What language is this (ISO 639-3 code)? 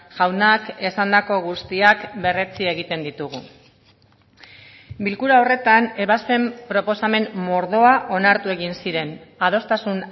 eus